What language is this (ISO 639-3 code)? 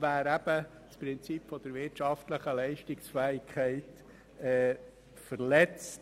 gsw